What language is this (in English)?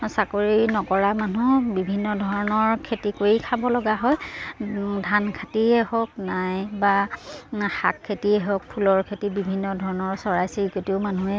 Assamese